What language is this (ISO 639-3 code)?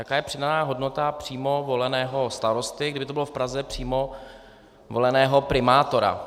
ces